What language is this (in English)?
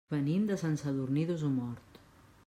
Catalan